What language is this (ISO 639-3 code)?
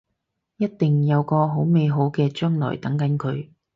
yue